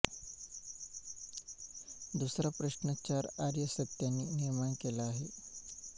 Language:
Marathi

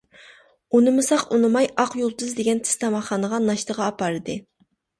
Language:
Uyghur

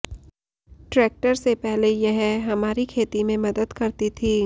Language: Hindi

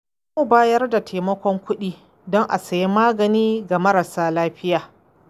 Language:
Hausa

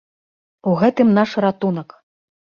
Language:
Belarusian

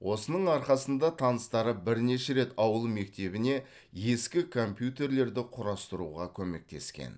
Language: Kazakh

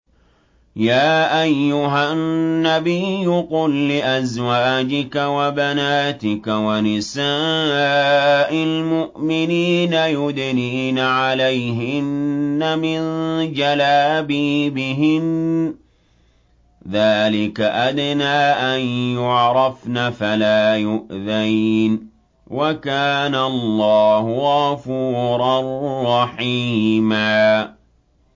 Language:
Arabic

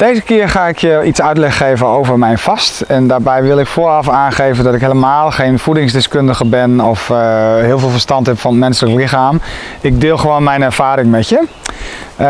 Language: Dutch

